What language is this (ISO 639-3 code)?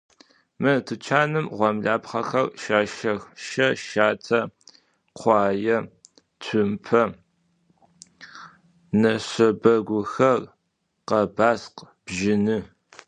ady